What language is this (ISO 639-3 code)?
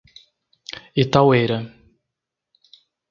por